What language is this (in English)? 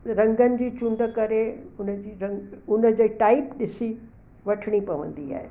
Sindhi